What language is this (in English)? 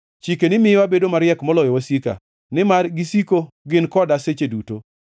Luo (Kenya and Tanzania)